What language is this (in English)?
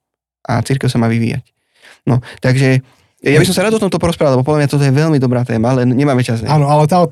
Slovak